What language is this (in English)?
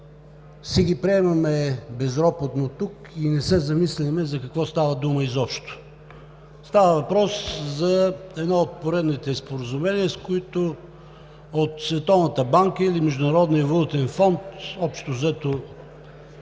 Bulgarian